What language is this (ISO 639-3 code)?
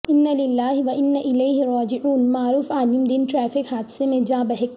urd